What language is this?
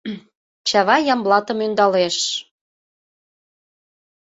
Mari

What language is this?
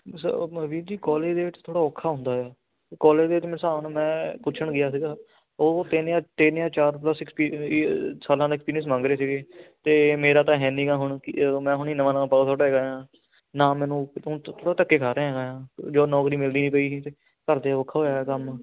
Punjabi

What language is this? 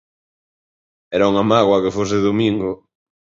Galician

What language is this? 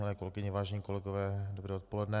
Czech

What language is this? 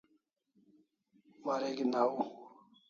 Kalasha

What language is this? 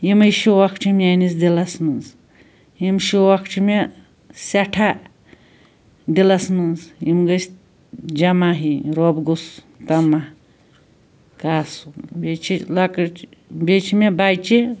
Kashmiri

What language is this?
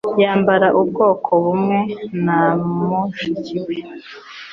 Kinyarwanda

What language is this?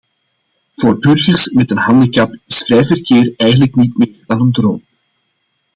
Dutch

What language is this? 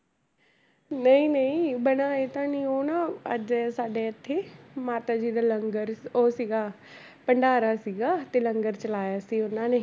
Punjabi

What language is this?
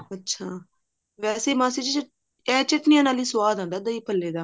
Punjabi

